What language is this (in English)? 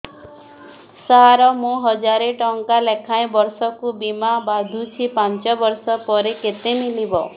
Odia